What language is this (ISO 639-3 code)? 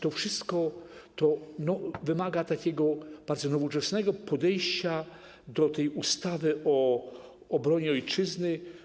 pol